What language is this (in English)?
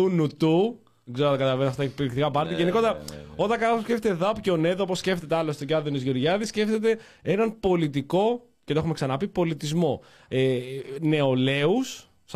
Greek